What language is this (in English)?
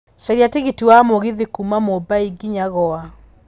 Kikuyu